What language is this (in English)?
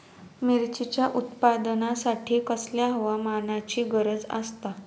Marathi